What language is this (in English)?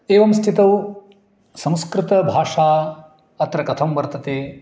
Sanskrit